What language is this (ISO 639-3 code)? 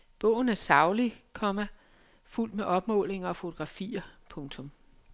dan